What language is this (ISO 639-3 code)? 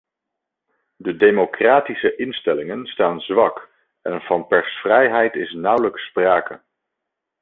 nld